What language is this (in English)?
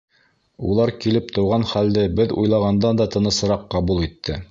Bashkir